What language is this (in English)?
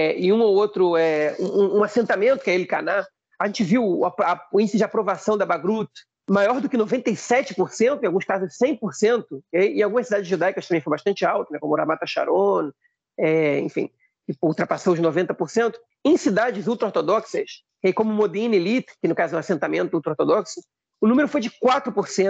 Portuguese